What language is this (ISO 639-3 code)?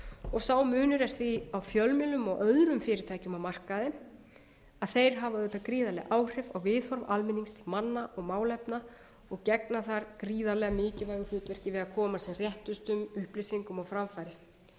isl